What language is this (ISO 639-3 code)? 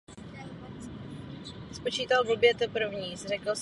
ces